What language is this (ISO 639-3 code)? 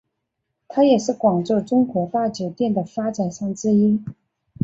zho